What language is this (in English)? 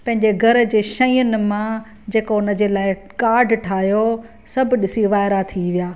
Sindhi